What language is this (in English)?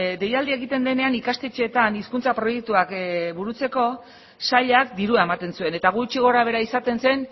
Basque